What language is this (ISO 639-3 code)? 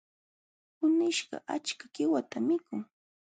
qxw